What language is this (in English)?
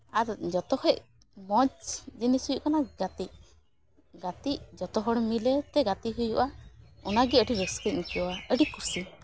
Santali